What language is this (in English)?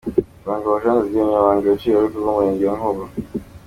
Kinyarwanda